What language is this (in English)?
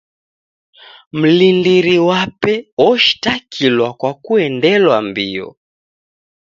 Taita